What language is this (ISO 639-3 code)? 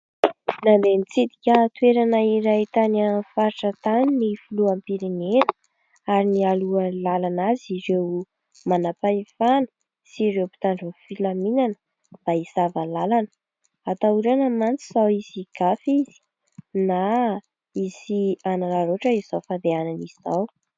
mlg